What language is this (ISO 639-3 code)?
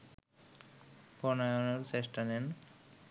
ben